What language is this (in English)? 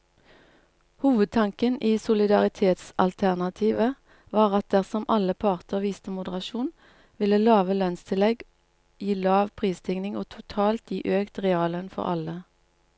Norwegian